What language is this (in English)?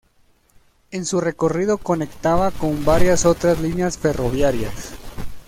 Spanish